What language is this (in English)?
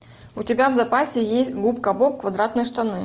Russian